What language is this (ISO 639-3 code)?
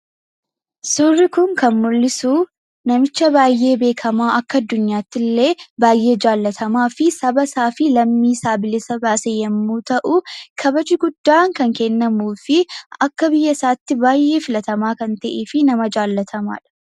orm